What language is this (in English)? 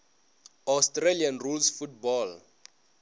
Northern Sotho